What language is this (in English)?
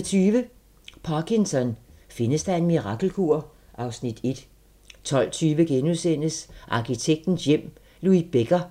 Danish